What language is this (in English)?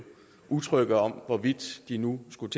Danish